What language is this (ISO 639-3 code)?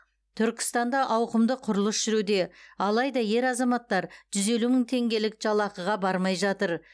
kaz